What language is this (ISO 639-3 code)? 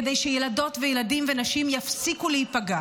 heb